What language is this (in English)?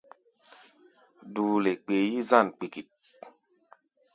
Gbaya